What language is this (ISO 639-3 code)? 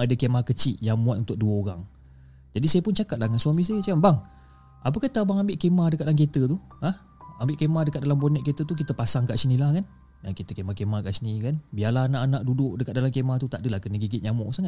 msa